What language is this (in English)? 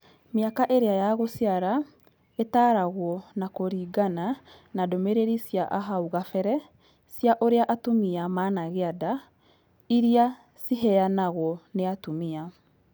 Kikuyu